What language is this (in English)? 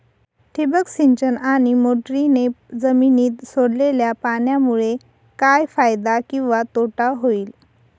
Marathi